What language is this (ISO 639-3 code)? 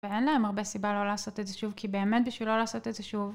heb